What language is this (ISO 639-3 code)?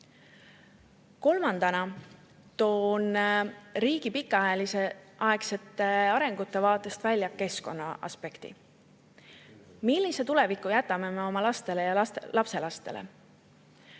est